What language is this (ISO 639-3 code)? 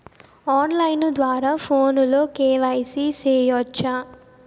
tel